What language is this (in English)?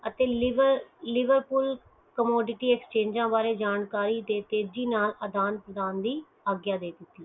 Punjabi